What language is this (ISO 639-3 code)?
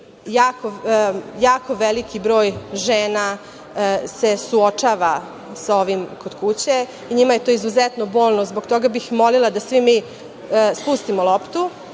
srp